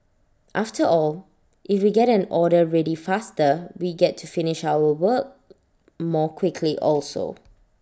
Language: English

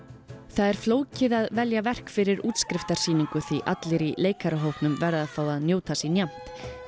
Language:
Icelandic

